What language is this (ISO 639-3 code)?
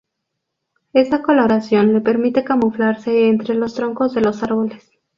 spa